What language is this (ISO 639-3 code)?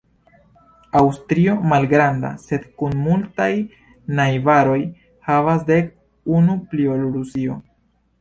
epo